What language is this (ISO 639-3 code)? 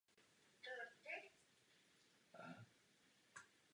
ces